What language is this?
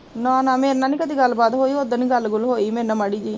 Punjabi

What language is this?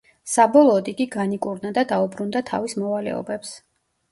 Georgian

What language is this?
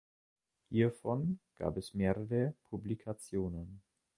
German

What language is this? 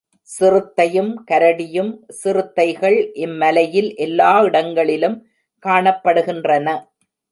Tamil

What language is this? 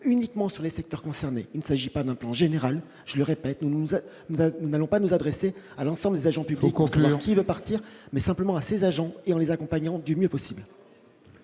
French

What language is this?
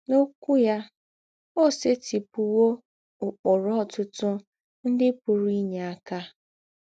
Igbo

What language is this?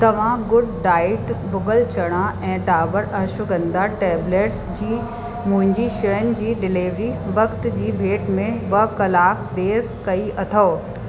Sindhi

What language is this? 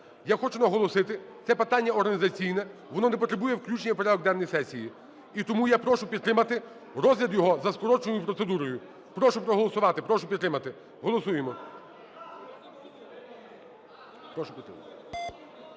Ukrainian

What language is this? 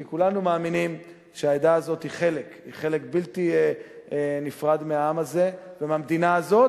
Hebrew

